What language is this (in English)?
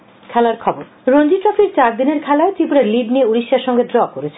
Bangla